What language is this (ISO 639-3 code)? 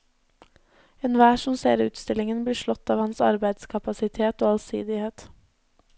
nor